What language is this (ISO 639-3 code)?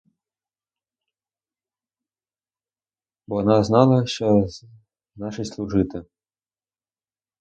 ukr